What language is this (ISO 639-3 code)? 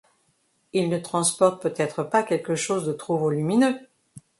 fra